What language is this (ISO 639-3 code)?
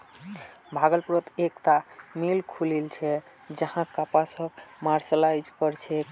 mag